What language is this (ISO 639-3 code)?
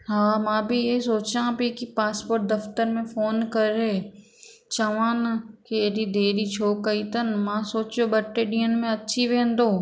snd